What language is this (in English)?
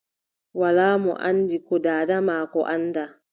Adamawa Fulfulde